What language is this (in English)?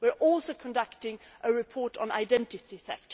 English